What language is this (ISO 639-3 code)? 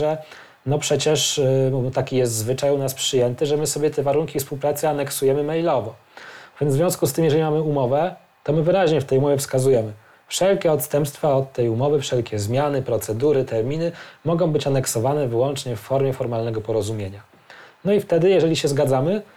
pol